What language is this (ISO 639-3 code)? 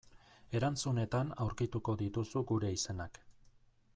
eus